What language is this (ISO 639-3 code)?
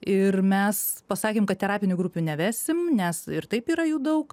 lit